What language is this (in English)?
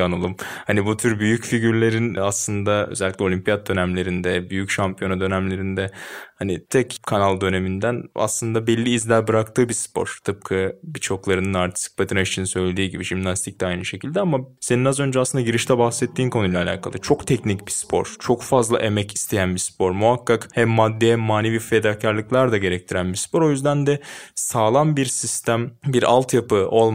Turkish